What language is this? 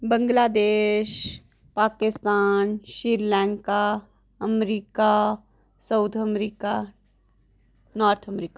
Dogri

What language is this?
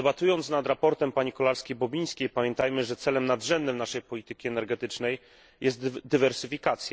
Polish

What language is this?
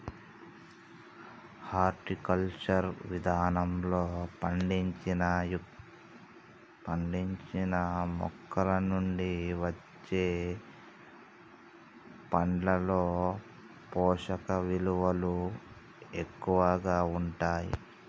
Telugu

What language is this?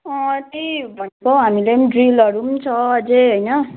Nepali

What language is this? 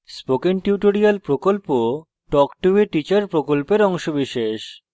Bangla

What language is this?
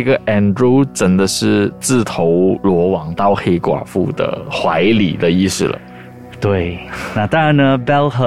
Chinese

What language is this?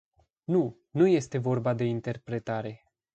Romanian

